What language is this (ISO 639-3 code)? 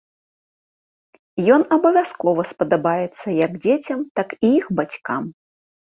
bel